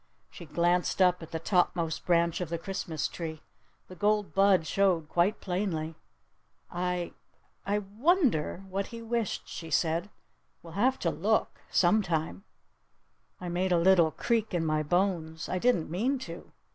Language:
English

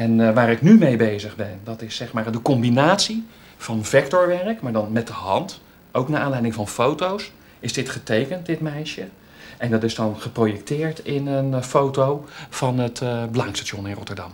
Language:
Dutch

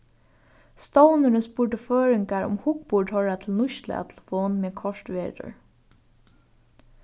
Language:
Faroese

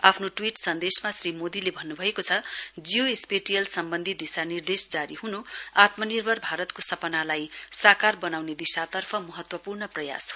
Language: Nepali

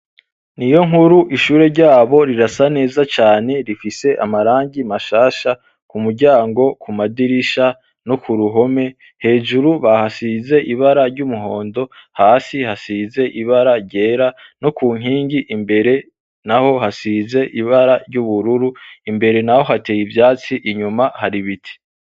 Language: Rundi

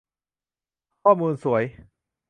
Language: Thai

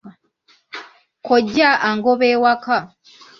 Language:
Ganda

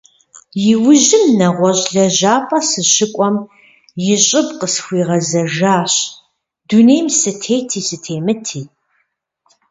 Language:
Kabardian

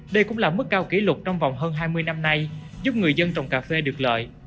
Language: Vietnamese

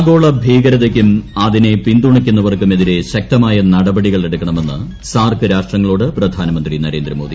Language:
Malayalam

